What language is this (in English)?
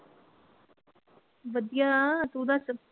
Punjabi